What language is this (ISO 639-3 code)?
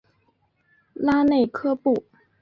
zho